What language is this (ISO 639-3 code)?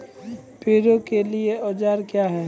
mai